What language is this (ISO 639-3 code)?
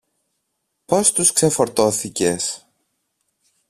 ell